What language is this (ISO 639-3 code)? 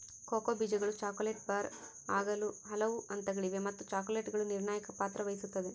kan